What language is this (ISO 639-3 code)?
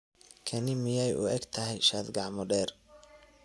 som